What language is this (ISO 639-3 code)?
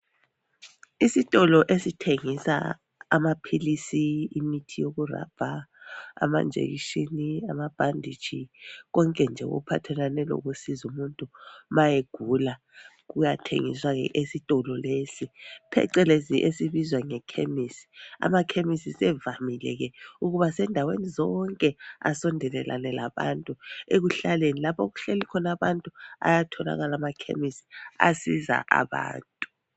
nde